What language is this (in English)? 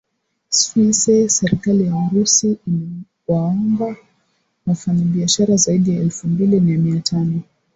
Swahili